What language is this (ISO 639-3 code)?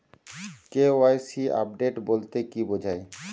ben